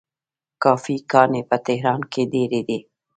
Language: Pashto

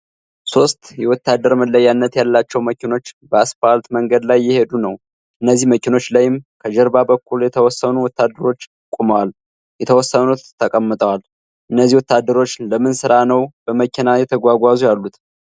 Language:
Amharic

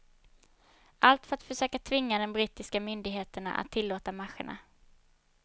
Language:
Swedish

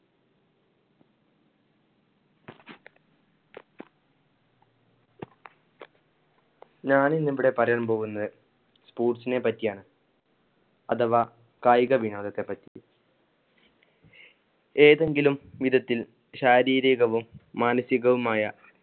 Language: Malayalam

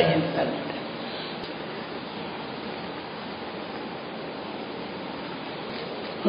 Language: Persian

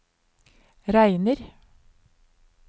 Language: Norwegian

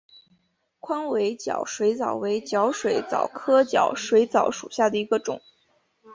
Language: Chinese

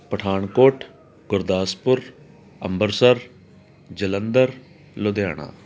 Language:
Punjabi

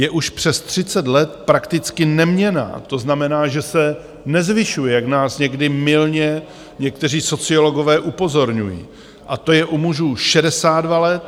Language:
Czech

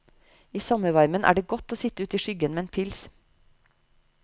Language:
Norwegian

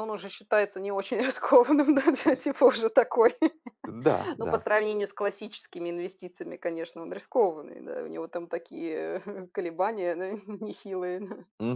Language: Russian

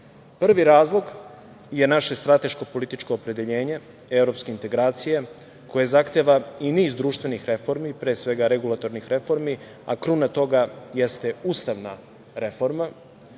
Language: Serbian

